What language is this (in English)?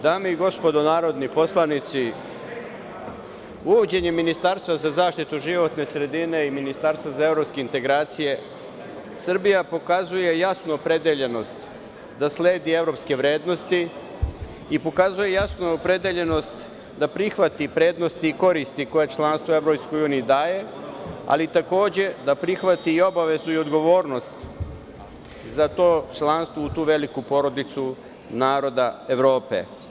Serbian